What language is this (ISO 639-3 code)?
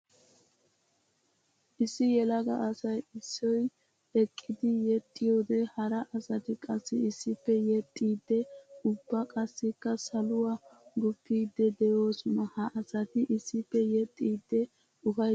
wal